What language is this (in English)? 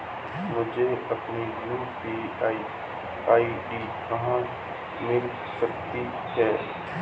Hindi